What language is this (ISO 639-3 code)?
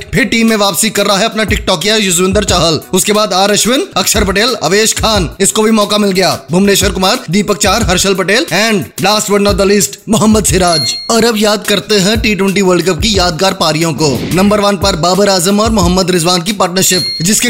hin